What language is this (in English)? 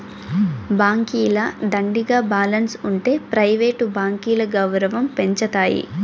Telugu